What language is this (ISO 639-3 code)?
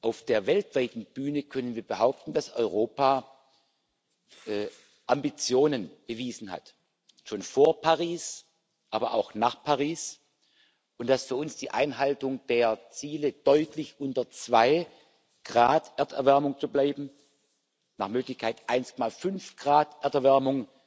deu